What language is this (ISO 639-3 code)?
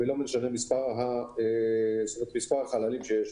heb